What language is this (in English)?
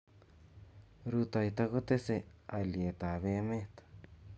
Kalenjin